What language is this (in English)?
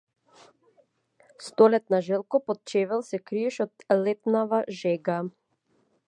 Macedonian